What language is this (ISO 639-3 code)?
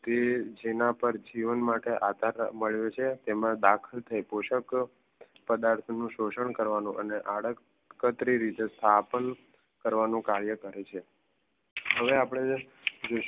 guj